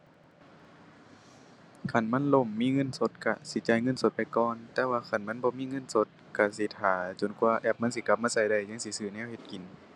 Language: Thai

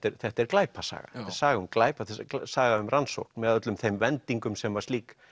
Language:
Icelandic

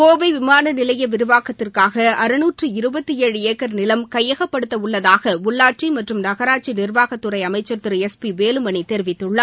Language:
Tamil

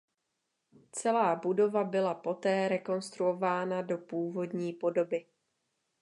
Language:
Czech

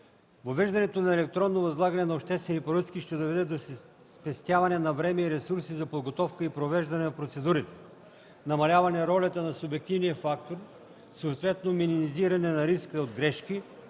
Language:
Bulgarian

